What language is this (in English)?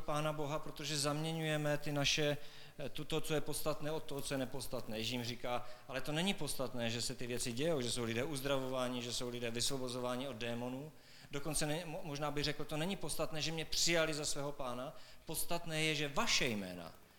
Czech